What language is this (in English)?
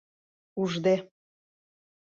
Mari